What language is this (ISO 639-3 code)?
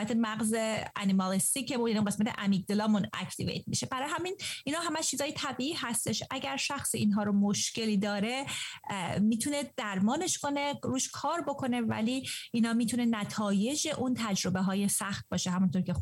fas